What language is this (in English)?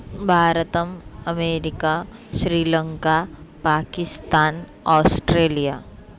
Sanskrit